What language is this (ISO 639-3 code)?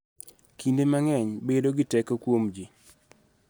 luo